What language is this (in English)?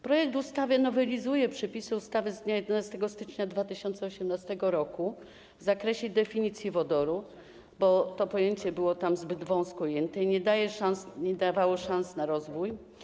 Polish